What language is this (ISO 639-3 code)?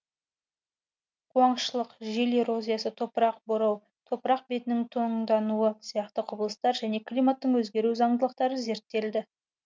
kaz